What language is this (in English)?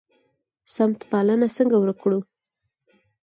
Pashto